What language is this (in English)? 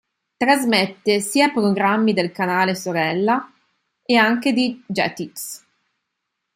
Italian